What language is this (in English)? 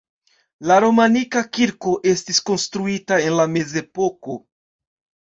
Esperanto